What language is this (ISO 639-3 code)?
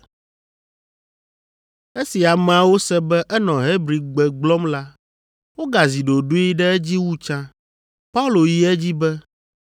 ewe